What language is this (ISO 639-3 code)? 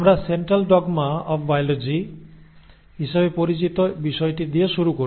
ben